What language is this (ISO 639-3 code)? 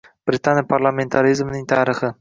uzb